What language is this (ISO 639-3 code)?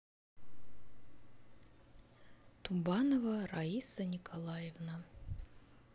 rus